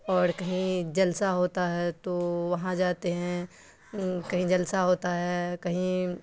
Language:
Urdu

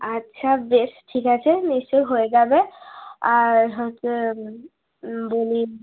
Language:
Bangla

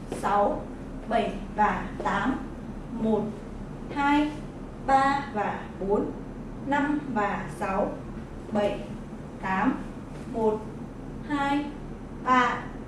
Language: Vietnamese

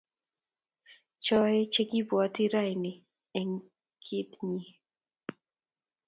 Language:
Kalenjin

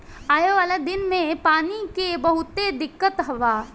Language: Bhojpuri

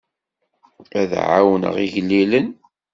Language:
Kabyle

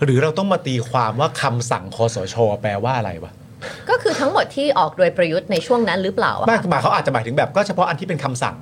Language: Thai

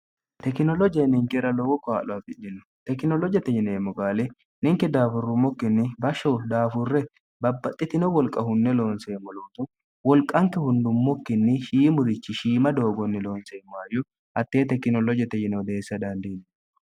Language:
Sidamo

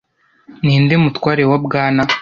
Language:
Kinyarwanda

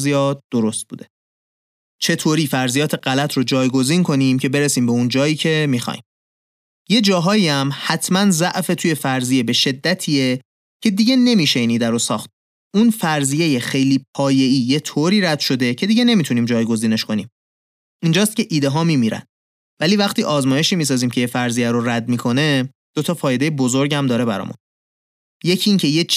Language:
Persian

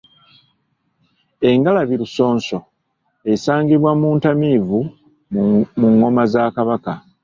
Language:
Ganda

